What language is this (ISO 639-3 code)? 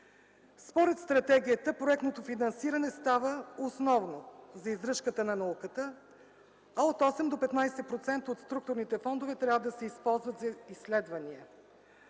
bul